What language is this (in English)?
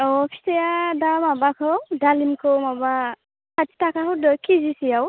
Bodo